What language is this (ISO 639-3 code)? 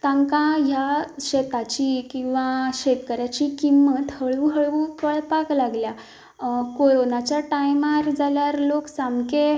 kok